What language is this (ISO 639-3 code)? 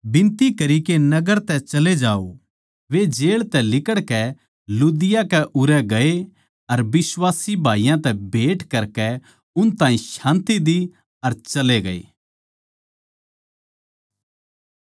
bgc